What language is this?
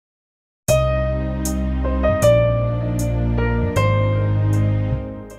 Vietnamese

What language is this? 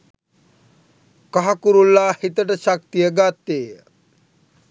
Sinhala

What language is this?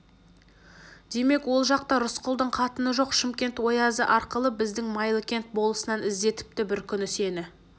Kazakh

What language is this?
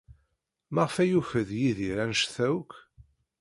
Kabyle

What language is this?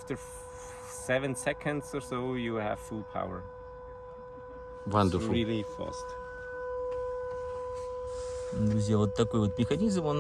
Russian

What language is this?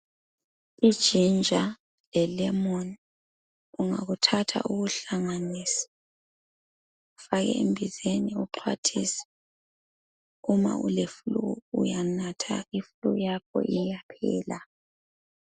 North Ndebele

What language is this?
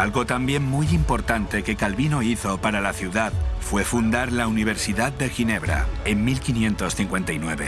Spanish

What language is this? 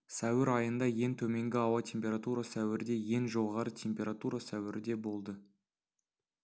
Kazakh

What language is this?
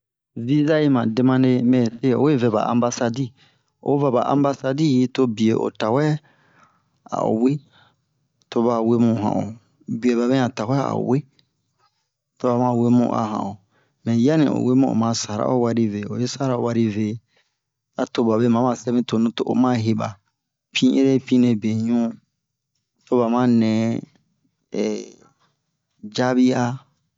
Bomu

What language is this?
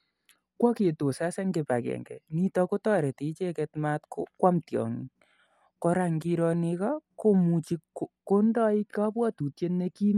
Kalenjin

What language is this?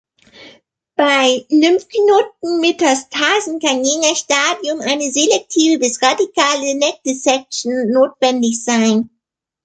German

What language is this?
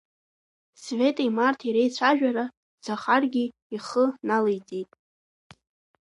Abkhazian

